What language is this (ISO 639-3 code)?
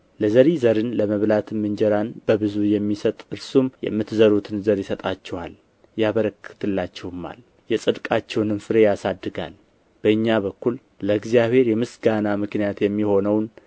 amh